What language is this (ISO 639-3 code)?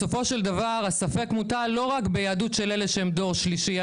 heb